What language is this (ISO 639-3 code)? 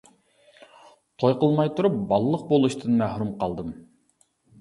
uig